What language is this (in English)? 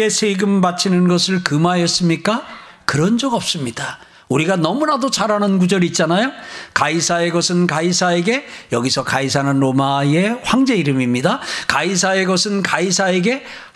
Korean